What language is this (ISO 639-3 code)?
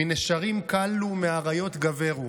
heb